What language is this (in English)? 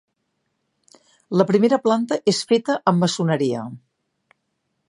Catalan